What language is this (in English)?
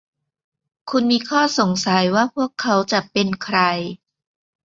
Thai